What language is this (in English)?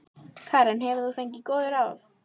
Icelandic